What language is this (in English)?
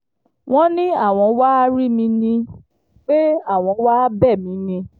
Yoruba